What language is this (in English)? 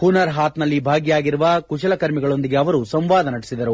Kannada